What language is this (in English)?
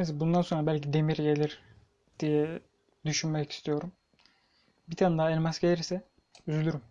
Turkish